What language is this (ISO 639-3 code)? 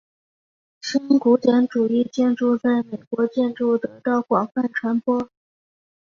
zho